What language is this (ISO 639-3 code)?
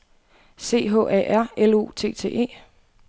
dan